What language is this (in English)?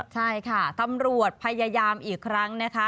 Thai